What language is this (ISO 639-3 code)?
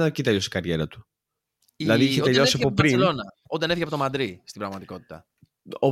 ell